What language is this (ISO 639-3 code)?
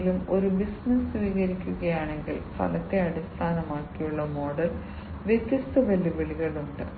mal